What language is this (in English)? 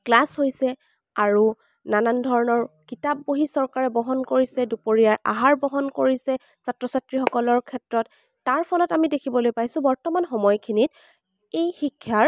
Assamese